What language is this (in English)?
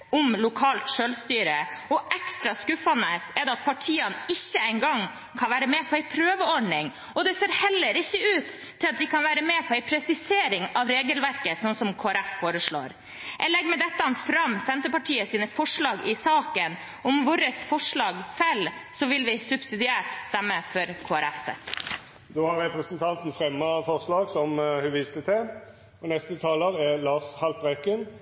Norwegian